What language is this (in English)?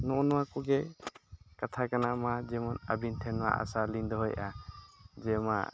Santali